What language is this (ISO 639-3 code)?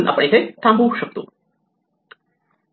mar